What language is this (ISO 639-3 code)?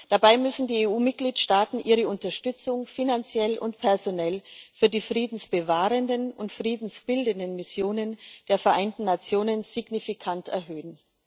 deu